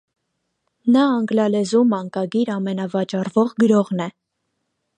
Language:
Armenian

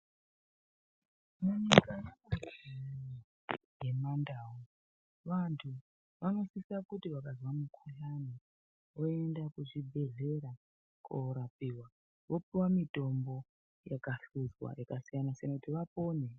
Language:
Ndau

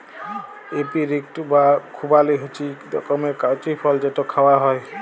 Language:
Bangla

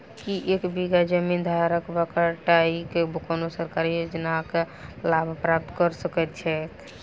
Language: Maithili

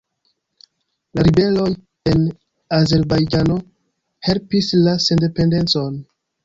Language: Esperanto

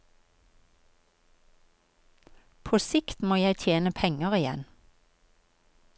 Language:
Norwegian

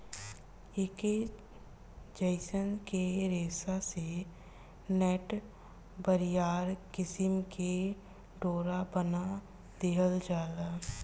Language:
Bhojpuri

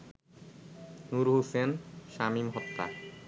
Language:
Bangla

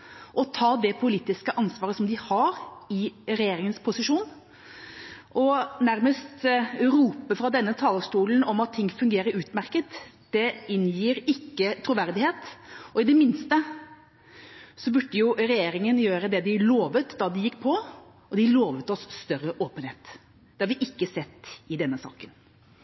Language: Norwegian Bokmål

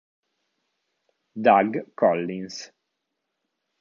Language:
Italian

